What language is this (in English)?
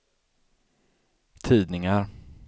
Swedish